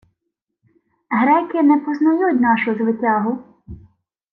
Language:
Ukrainian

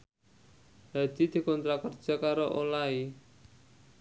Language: Javanese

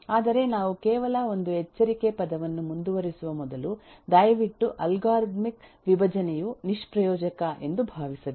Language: Kannada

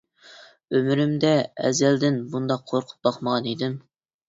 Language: Uyghur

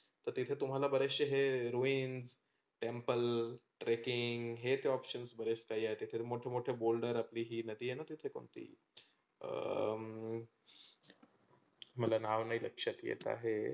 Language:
Marathi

